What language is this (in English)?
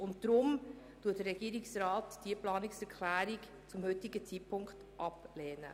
Swiss German